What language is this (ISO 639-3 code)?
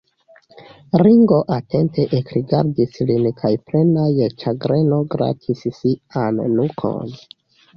epo